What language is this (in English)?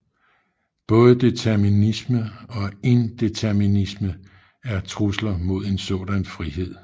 Danish